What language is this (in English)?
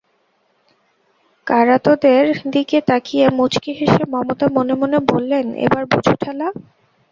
Bangla